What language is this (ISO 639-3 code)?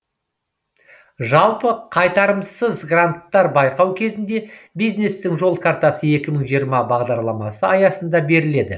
kaz